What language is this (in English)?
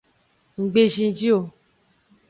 Aja (Benin)